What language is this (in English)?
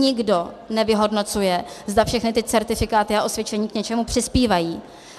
Czech